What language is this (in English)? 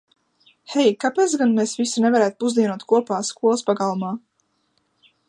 Latvian